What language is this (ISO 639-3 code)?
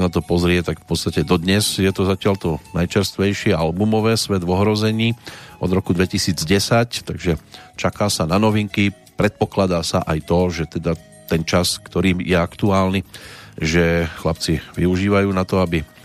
slk